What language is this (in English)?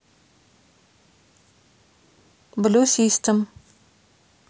Russian